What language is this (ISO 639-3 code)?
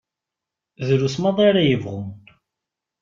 kab